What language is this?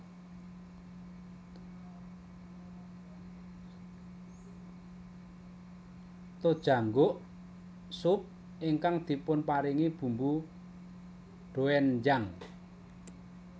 Javanese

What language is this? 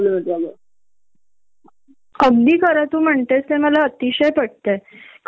Marathi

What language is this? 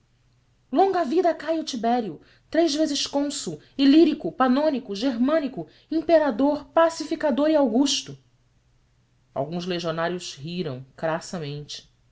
Portuguese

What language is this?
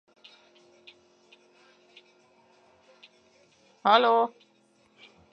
Hungarian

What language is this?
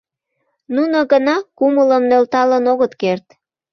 Mari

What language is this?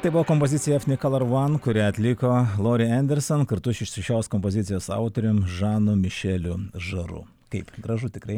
Lithuanian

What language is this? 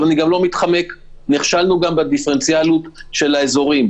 Hebrew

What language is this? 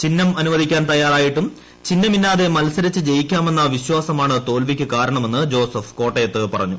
Malayalam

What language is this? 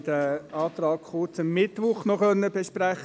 Swiss German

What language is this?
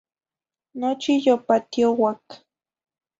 Zacatlán-Ahuacatlán-Tepetzintla Nahuatl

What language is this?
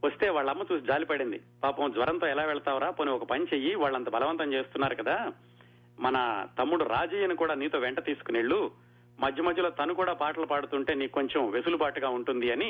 Telugu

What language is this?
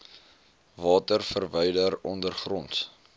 Afrikaans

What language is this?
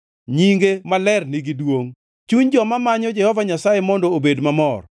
Luo (Kenya and Tanzania)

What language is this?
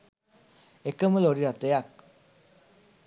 Sinhala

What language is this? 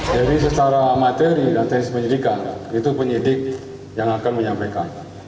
Indonesian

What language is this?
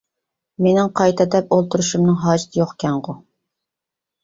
Uyghur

